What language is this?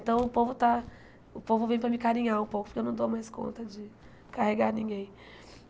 Portuguese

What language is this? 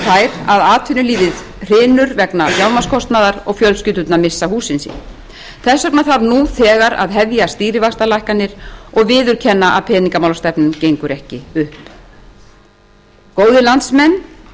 Icelandic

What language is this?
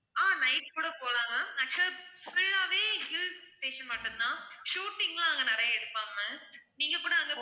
Tamil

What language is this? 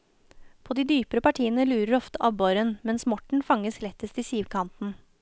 Norwegian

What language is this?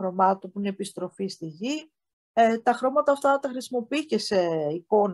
Greek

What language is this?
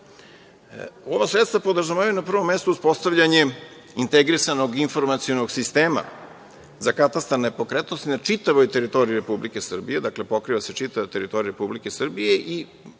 Serbian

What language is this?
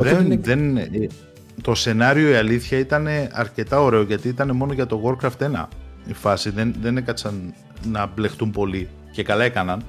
Greek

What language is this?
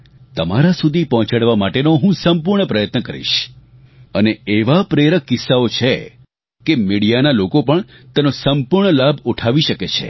Gujarati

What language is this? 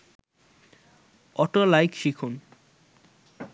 Bangla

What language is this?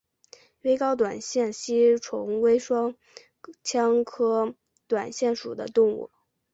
Chinese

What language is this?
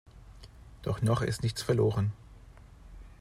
German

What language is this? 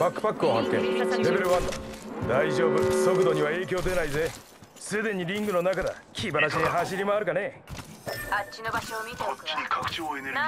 Japanese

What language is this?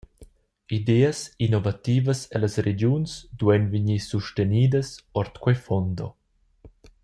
Romansh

